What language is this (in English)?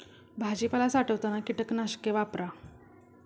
Marathi